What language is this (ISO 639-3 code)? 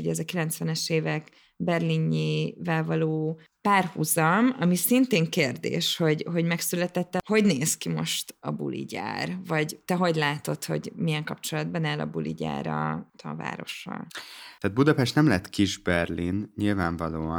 hun